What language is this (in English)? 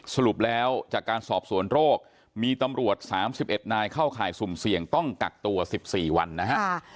Thai